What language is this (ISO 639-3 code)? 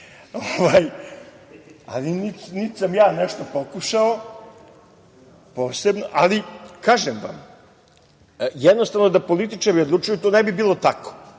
srp